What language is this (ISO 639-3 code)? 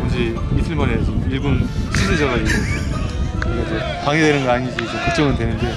kor